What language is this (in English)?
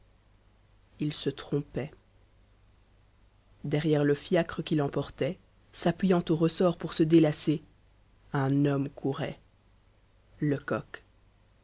French